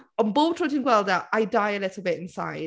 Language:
Welsh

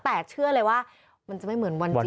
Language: Thai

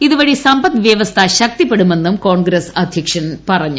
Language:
Malayalam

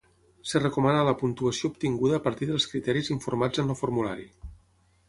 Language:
Catalan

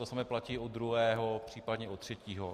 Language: Czech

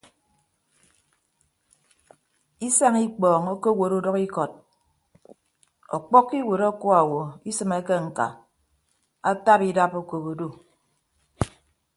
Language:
Ibibio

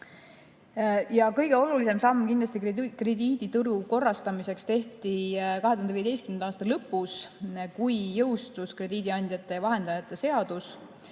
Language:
Estonian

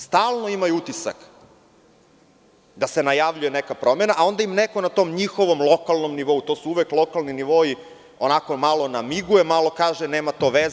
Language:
Serbian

